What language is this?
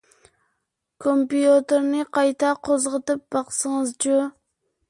Uyghur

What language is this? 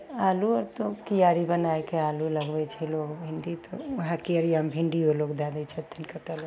Maithili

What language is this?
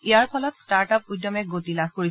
Assamese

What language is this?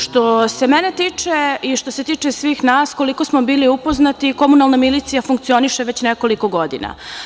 Serbian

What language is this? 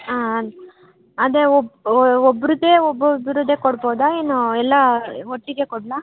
Kannada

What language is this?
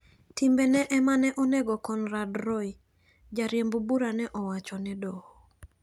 Luo (Kenya and Tanzania)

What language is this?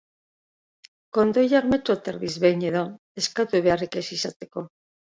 Basque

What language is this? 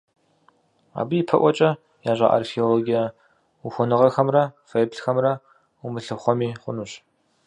Kabardian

